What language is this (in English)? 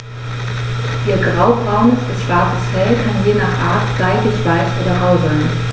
German